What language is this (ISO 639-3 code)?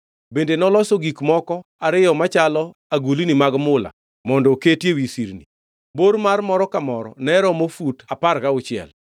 luo